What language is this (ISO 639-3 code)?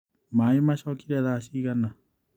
kik